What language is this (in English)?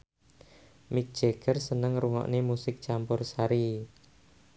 Javanese